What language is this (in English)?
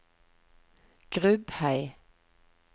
Norwegian